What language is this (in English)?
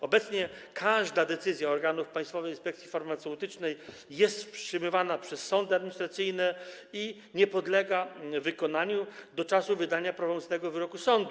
Polish